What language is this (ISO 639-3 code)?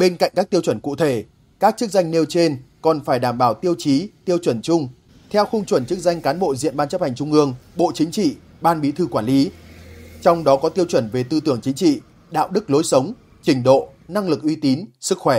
vie